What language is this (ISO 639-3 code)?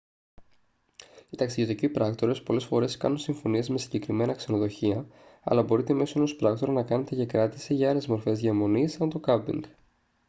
ell